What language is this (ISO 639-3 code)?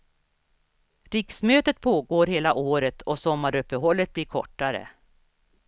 swe